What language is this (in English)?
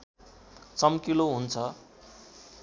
Nepali